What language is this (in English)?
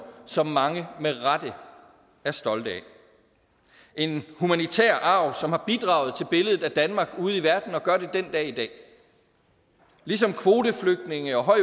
Danish